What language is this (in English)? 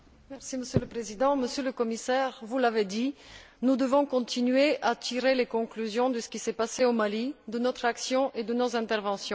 French